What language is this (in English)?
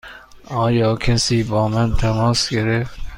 Persian